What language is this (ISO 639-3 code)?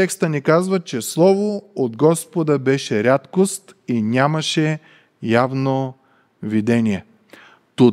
bul